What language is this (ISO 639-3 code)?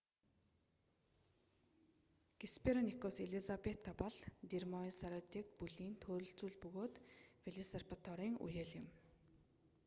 mon